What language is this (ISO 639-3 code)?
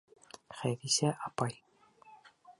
bak